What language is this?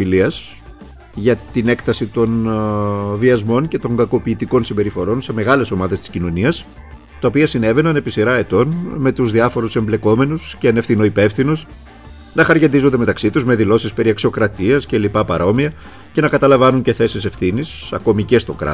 Greek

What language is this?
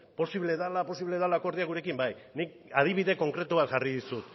Basque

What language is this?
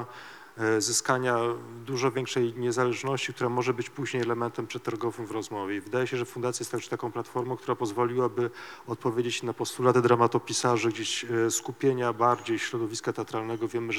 Polish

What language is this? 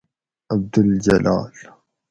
Gawri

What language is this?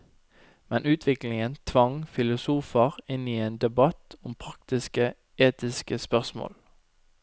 Norwegian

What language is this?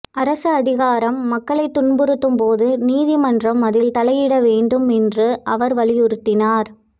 Tamil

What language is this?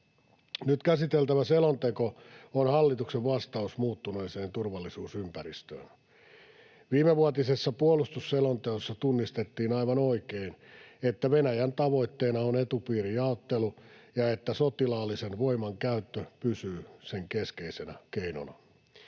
Finnish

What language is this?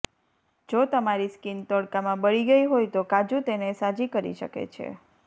Gujarati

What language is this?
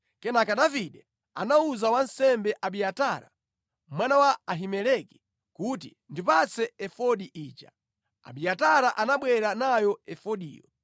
Nyanja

